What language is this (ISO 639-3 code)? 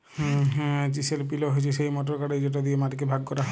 ben